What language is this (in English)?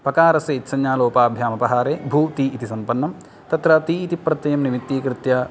Sanskrit